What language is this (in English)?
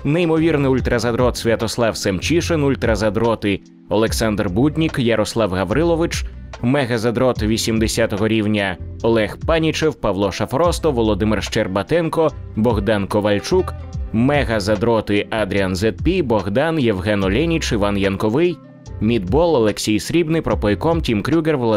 Ukrainian